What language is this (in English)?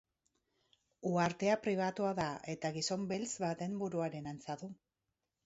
Basque